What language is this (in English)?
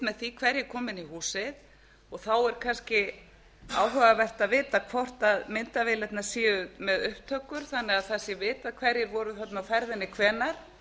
Icelandic